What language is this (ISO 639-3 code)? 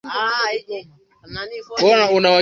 swa